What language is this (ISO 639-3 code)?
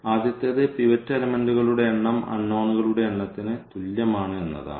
mal